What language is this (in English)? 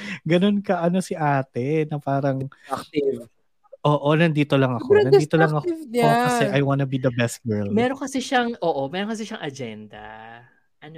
Filipino